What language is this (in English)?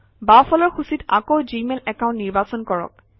Assamese